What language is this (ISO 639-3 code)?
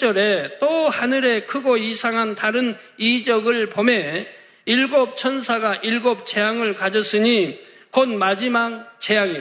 kor